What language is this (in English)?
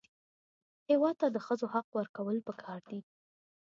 Pashto